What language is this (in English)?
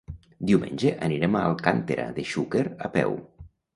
Catalan